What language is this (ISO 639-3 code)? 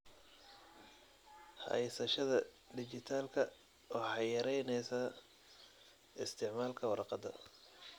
som